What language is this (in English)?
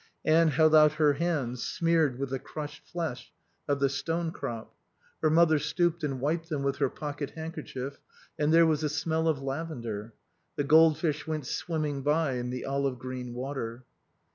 English